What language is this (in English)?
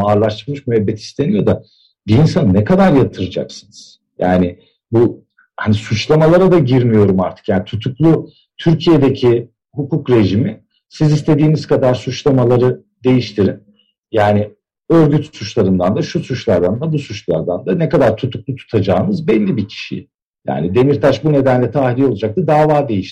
Turkish